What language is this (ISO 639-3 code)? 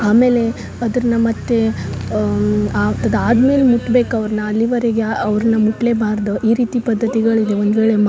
kan